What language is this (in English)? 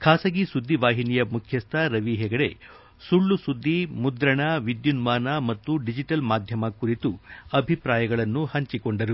Kannada